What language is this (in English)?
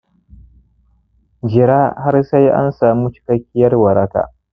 Hausa